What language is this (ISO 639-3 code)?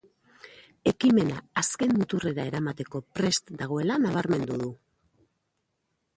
eus